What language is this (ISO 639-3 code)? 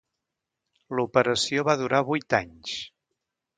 cat